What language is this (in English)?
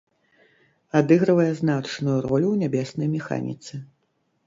Belarusian